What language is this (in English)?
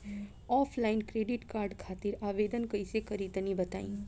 Bhojpuri